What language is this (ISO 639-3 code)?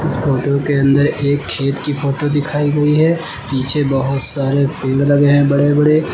hin